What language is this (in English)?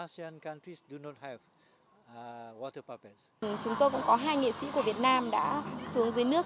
Vietnamese